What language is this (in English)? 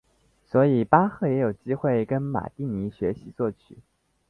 Chinese